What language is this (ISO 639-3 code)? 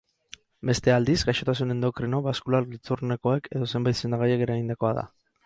eus